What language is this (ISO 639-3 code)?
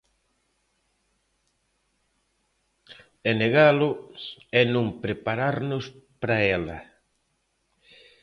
glg